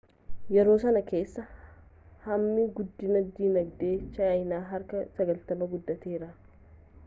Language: Oromo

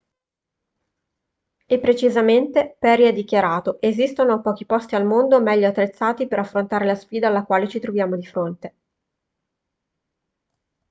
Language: Italian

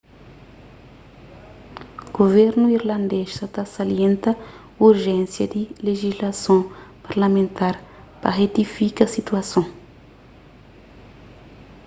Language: Kabuverdianu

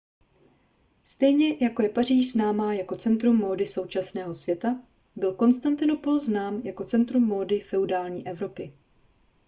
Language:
Czech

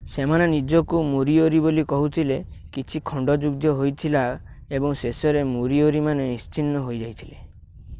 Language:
Odia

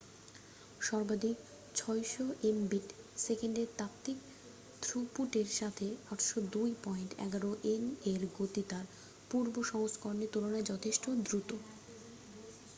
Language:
Bangla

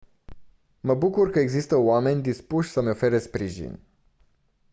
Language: Romanian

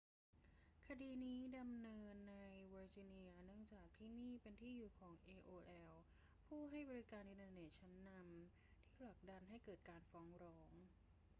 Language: Thai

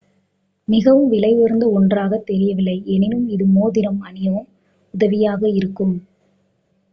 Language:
Tamil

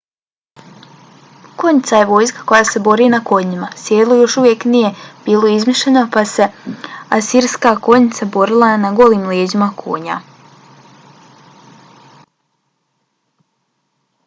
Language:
Bosnian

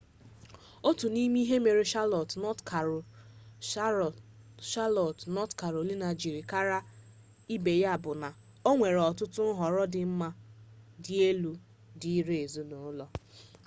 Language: Igbo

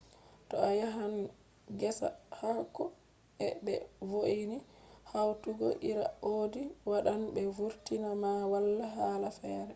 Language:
Fula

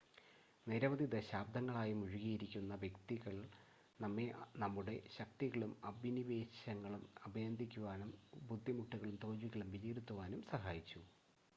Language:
Malayalam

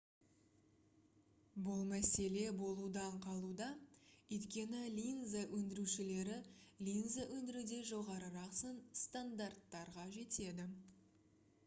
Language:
Kazakh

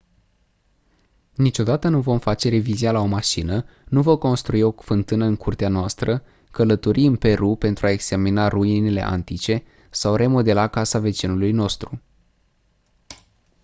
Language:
Romanian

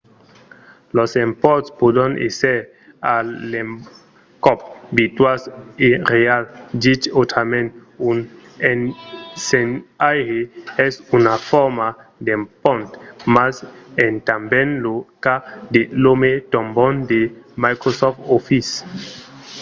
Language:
Occitan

